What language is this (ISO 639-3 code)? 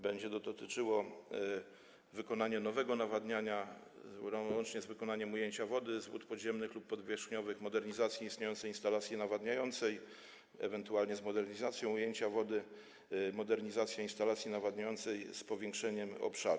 pol